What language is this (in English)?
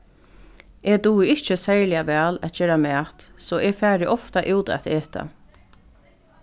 Faroese